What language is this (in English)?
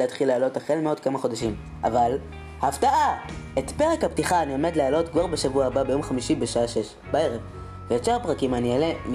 Hebrew